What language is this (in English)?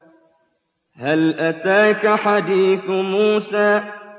Arabic